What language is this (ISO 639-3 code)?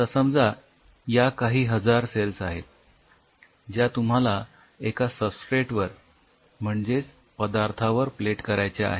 mar